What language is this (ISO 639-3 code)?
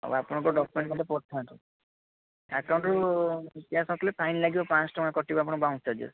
ori